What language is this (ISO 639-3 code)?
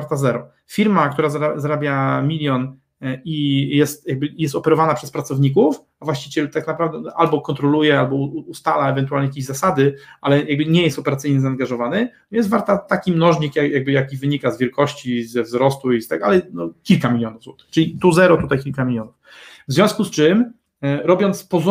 pol